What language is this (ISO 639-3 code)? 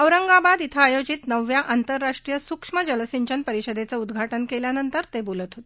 mar